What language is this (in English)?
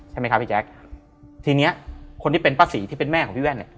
Thai